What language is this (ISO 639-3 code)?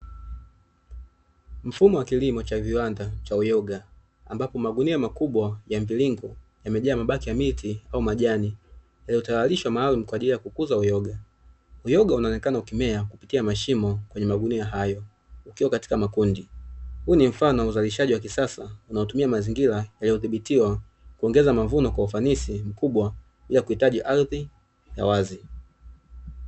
swa